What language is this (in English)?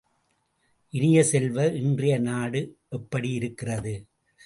Tamil